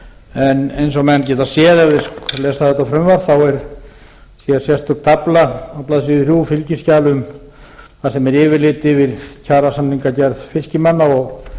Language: Icelandic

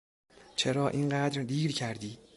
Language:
Persian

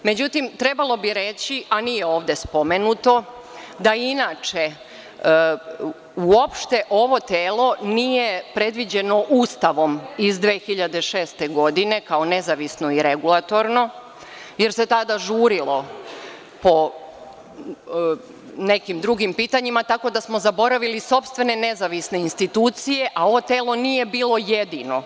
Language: Serbian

